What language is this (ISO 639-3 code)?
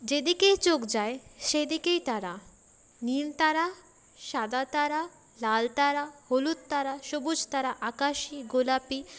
ben